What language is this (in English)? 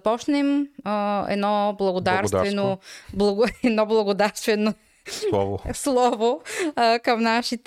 Bulgarian